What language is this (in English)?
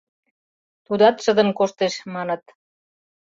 Mari